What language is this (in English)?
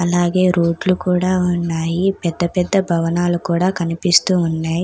Telugu